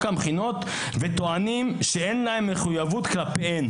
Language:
Hebrew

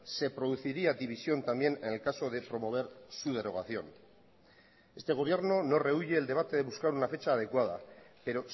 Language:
Spanish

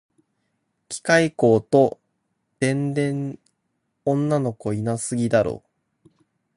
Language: Japanese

